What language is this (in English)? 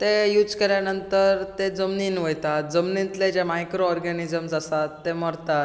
Konkani